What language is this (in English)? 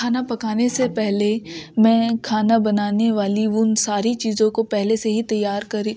Urdu